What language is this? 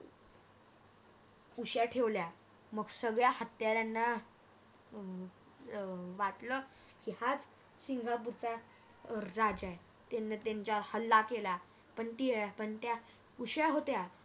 Marathi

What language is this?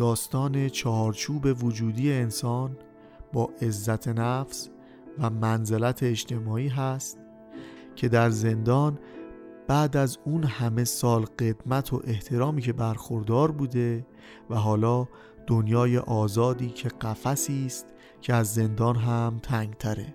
Persian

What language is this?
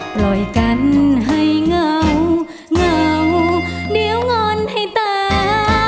Thai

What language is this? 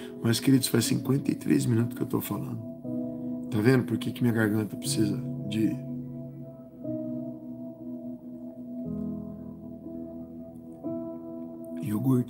Portuguese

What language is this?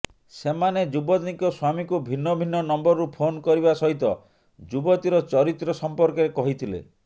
Odia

